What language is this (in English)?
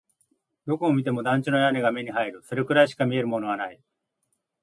Japanese